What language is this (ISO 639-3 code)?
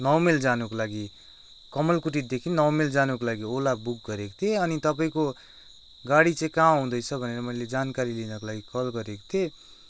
nep